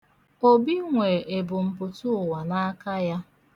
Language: Igbo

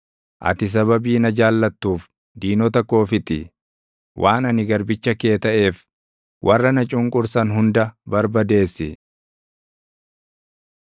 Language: Oromo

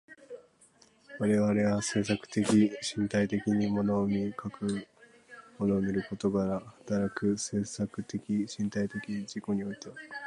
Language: Japanese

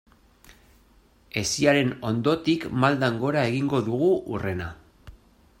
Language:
Basque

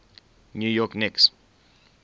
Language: English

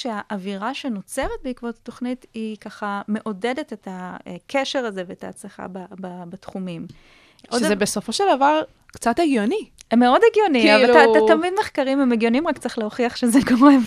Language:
Hebrew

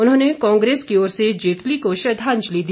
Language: Hindi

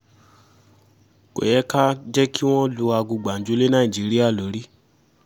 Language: Yoruba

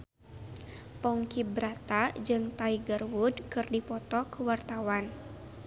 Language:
Sundanese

